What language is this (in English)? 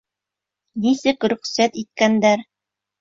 Bashkir